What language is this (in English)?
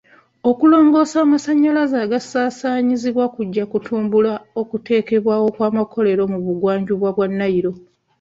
Ganda